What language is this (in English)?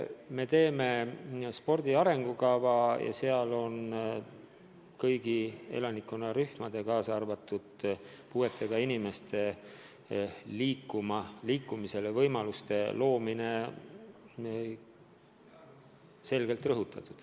Estonian